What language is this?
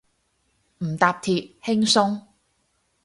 Cantonese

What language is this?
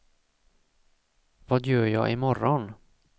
Swedish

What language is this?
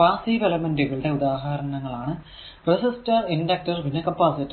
Malayalam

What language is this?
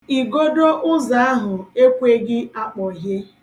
Igbo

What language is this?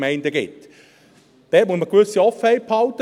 Swiss German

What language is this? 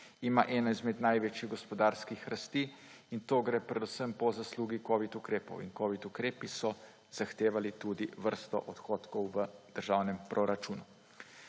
Slovenian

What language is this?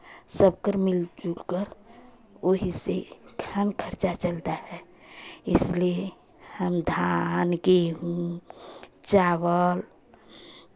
Hindi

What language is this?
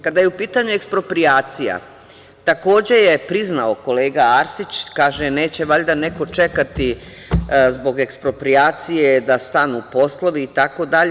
Serbian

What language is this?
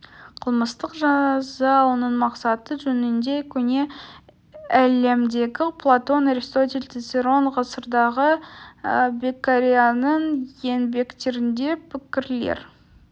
Kazakh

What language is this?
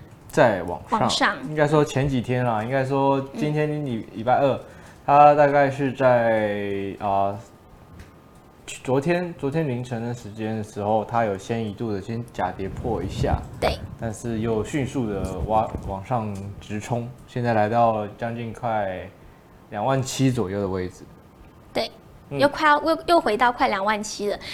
Chinese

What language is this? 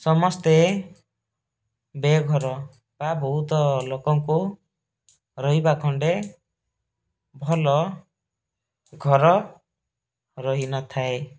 Odia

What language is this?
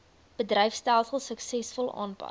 Afrikaans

